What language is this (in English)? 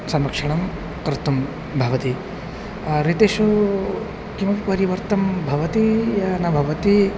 Sanskrit